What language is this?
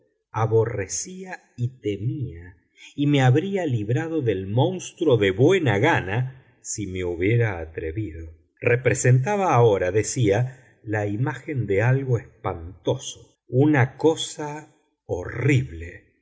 Spanish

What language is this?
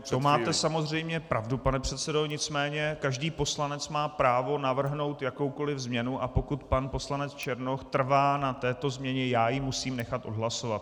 Czech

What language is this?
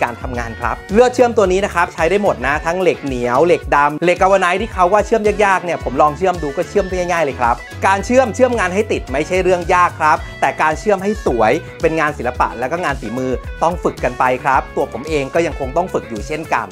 Thai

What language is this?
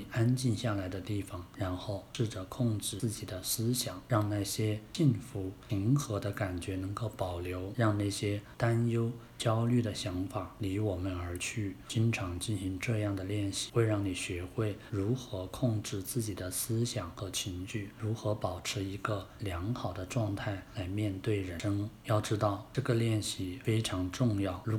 Chinese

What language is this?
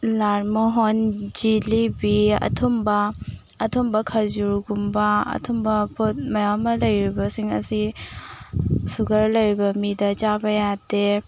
Manipuri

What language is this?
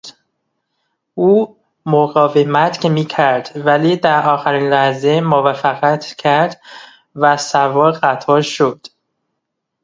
Persian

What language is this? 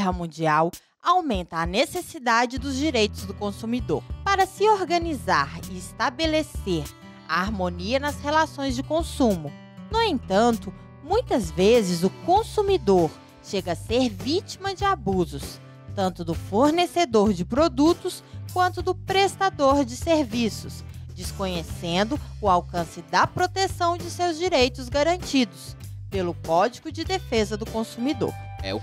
Portuguese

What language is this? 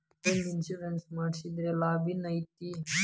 Kannada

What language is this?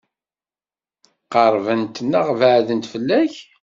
Kabyle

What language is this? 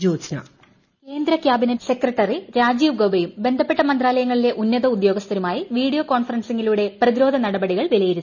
Malayalam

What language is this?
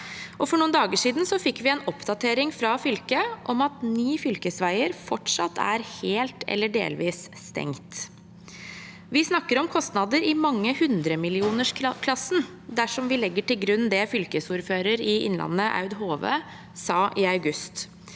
Norwegian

